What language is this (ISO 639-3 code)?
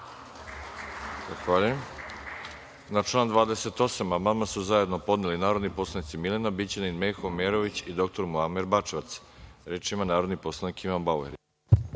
srp